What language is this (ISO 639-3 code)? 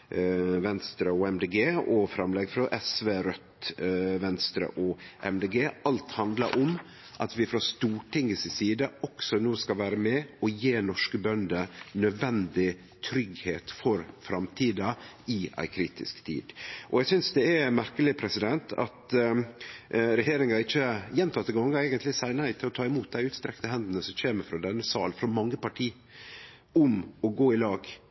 nno